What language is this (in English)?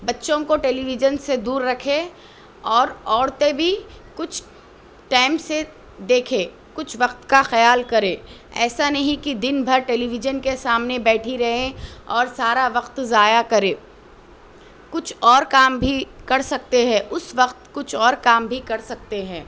Urdu